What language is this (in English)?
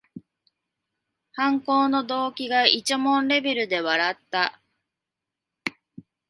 Japanese